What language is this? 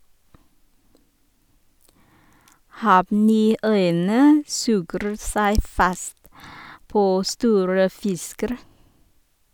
Norwegian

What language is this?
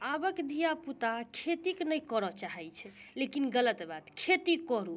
Maithili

